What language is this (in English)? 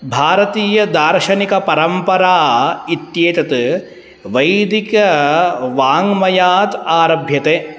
Sanskrit